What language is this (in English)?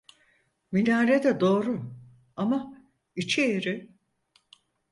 Turkish